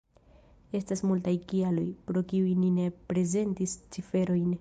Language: Esperanto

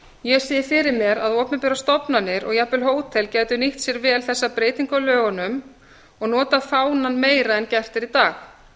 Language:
Icelandic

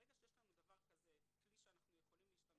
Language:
Hebrew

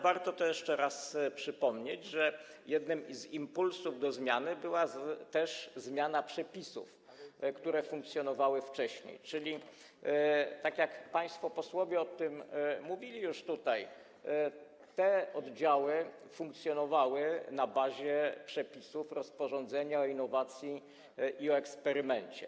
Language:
Polish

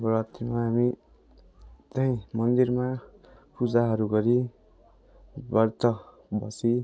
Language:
Nepali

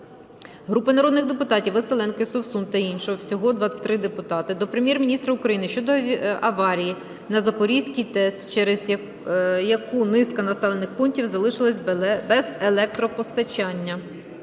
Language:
Ukrainian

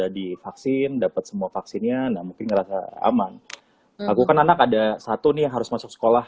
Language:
Indonesian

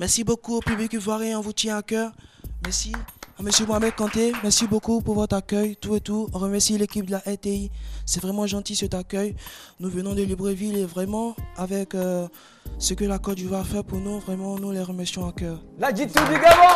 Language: French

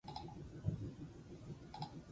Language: Basque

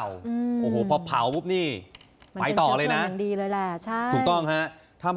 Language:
Thai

